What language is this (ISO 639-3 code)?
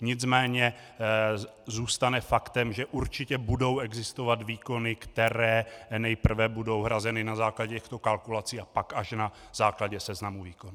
ces